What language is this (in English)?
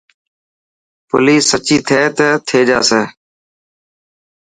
Dhatki